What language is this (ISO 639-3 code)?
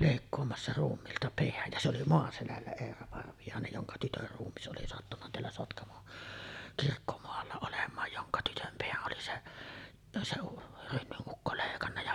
fin